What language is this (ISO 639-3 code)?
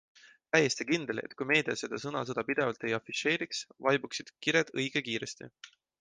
est